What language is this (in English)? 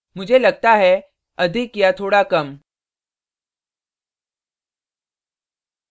Hindi